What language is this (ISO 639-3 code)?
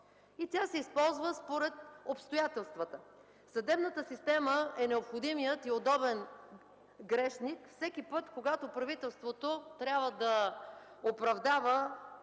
bul